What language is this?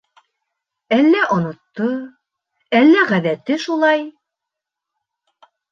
Bashkir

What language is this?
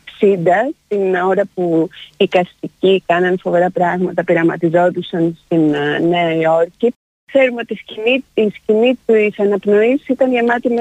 Greek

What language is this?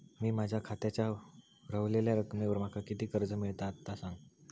Marathi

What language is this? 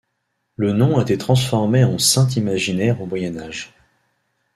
French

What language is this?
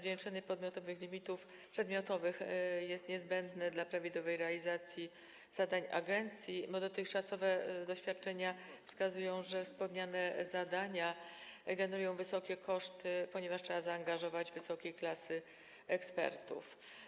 Polish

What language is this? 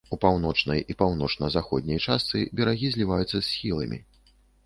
Belarusian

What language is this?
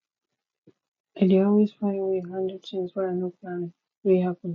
Nigerian Pidgin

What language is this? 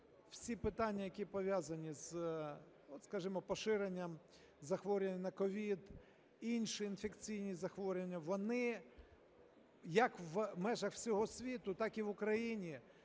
Ukrainian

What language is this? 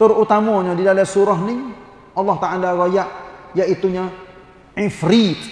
Malay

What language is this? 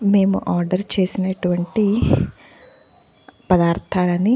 Telugu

